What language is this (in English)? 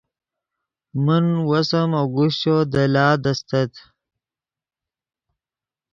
Yidgha